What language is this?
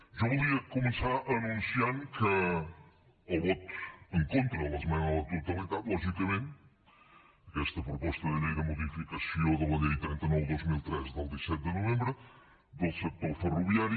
Catalan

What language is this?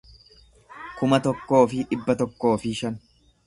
Oromo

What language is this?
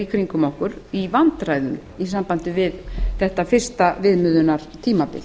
Icelandic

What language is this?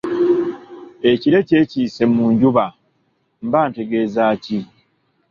Ganda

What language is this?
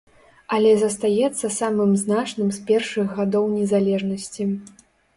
Belarusian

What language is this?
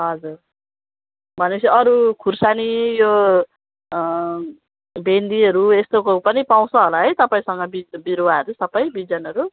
Nepali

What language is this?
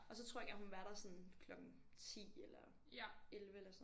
Danish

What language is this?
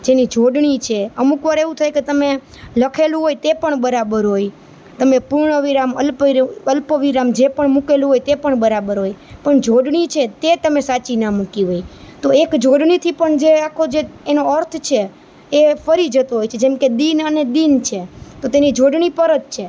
Gujarati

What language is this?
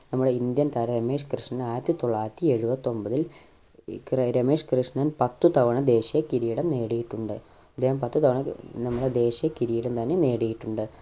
Malayalam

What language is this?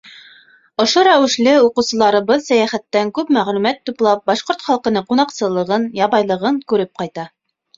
Bashkir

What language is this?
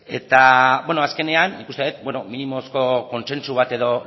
Basque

